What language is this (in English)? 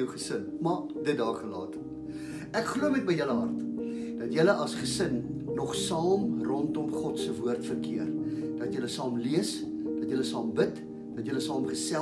Dutch